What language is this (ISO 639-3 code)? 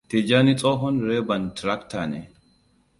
hau